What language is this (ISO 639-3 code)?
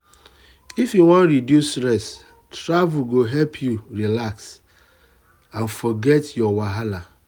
pcm